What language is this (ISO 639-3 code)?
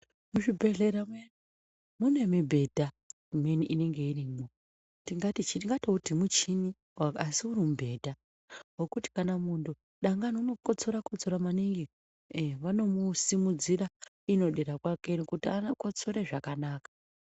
ndc